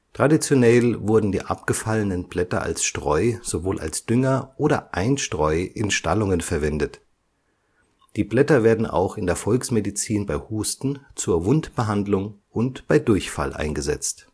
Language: German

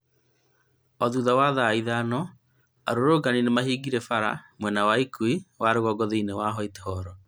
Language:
Kikuyu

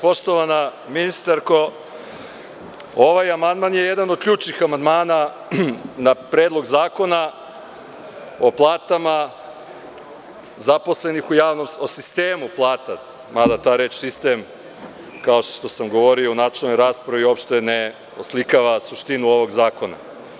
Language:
Serbian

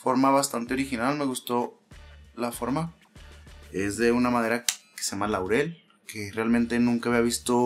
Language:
Spanish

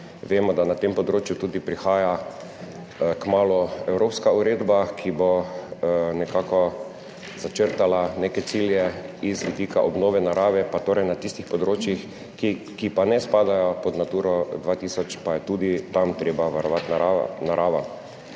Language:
Slovenian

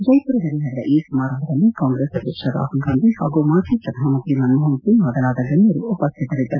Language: Kannada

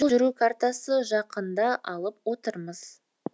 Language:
Kazakh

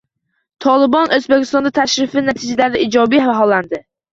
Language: Uzbek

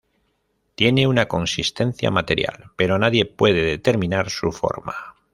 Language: Spanish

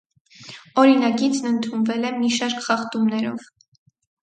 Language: Armenian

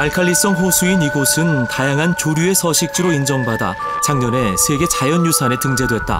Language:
Korean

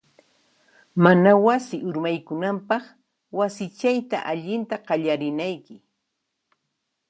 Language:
Puno Quechua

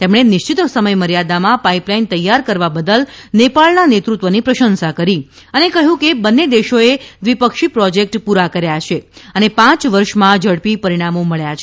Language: Gujarati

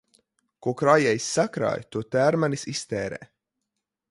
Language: Latvian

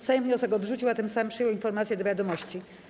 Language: Polish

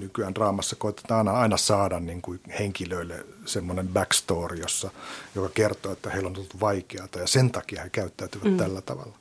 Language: Finnish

